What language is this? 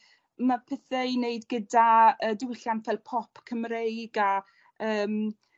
Welsh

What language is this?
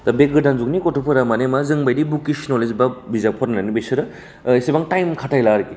Bodo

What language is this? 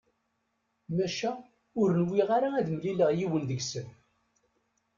Kabyle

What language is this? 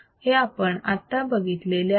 Marathi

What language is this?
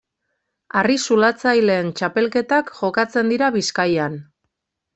Basque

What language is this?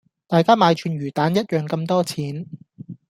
Cantonese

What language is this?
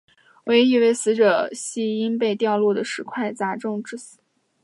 Chinese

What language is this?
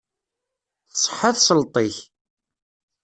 Kabyle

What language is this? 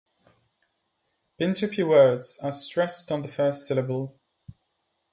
English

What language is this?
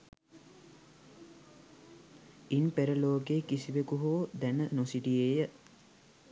Sinhala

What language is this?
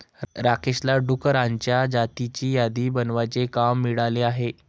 Marathi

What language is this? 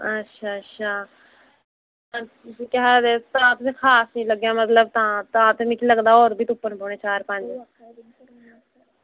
Dogri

